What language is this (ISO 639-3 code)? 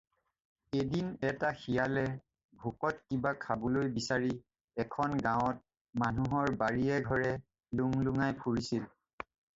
asm